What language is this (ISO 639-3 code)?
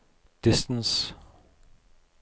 nor